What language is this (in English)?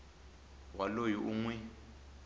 Tsonga